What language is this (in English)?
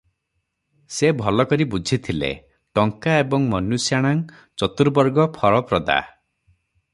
Odia